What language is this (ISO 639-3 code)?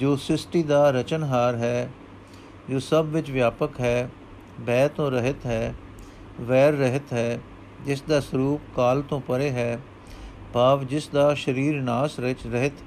pan